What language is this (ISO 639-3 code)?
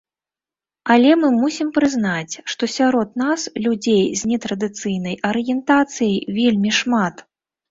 bel